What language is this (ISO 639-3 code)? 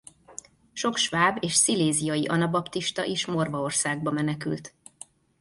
hun